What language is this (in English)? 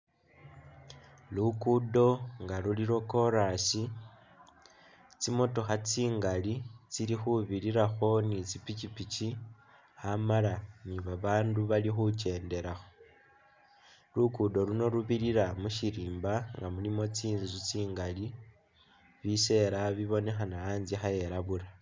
Masaaba